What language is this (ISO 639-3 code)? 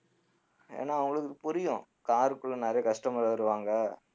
tam